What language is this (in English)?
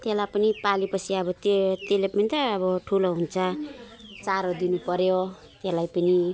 Nepali